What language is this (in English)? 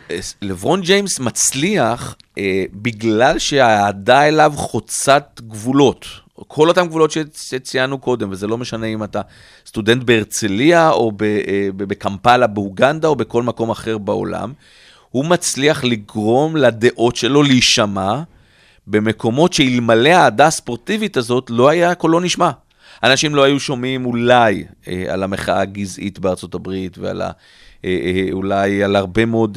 Hebrew